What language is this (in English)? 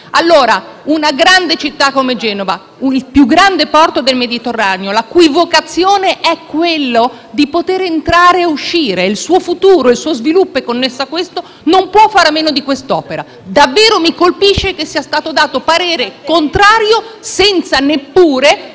Italian